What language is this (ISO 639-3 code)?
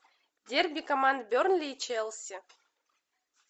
rus